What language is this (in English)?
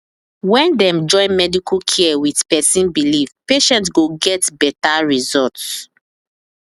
Nigerian Pidgin